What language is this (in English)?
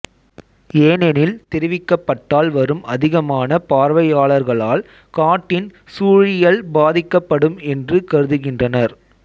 Tamil